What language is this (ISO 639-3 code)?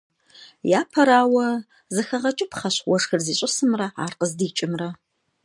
kbd